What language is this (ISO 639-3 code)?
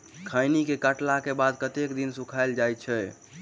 mai